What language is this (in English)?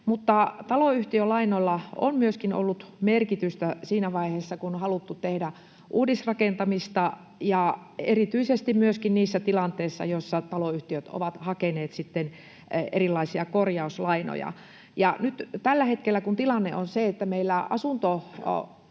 Finnish